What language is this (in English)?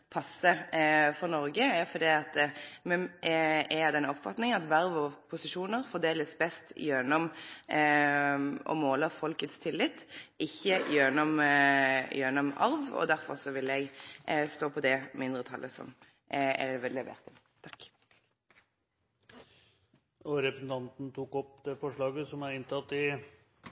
Norwegian